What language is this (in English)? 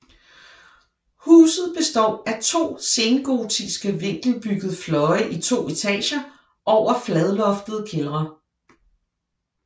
Danish